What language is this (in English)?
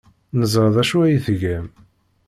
Kabyle